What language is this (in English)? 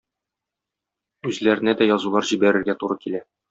Tatar